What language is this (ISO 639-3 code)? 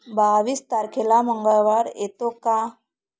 mar